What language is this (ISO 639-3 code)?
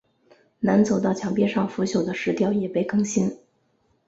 zho